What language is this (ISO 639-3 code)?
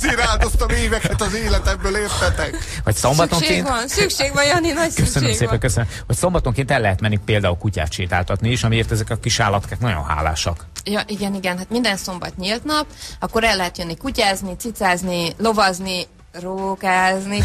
hun